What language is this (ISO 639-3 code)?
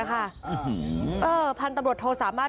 tha